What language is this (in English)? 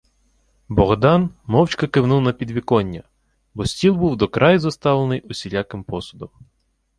Ukrainian